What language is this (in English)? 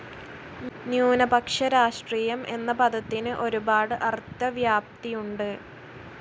Malayalam